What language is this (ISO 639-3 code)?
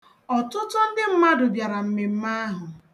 ibo